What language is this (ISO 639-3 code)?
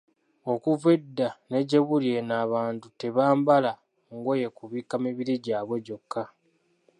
lug